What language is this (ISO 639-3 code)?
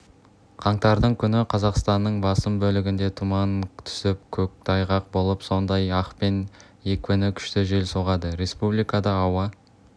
kaz